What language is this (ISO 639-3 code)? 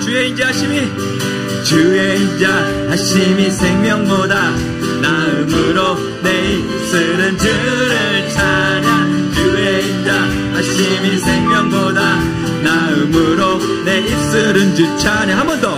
kor